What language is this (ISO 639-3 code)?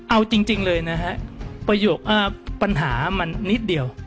tha